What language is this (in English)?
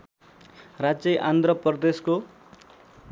Nepali